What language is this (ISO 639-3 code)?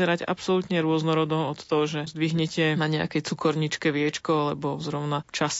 slk